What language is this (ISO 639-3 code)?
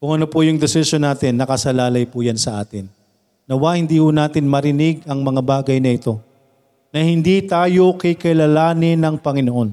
fil